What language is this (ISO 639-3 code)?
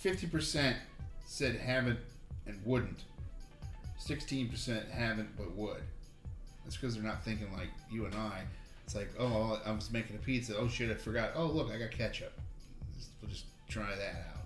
eng